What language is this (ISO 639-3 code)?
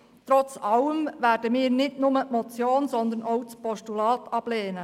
gsw